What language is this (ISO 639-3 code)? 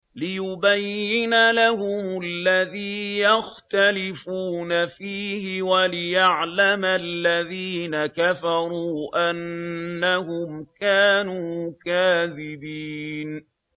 ara